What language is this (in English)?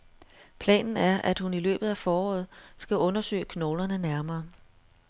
Danish